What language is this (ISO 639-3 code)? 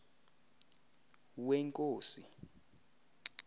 xho